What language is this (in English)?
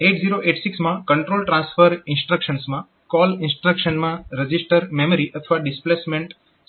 Gujarati